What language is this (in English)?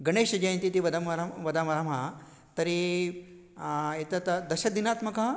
Sanskrit